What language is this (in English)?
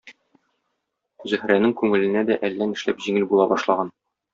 Tatar